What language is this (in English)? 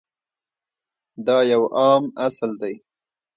Pashto